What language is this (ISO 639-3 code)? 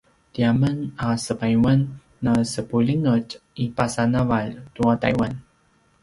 pwn